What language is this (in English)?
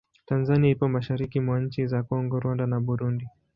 Swahili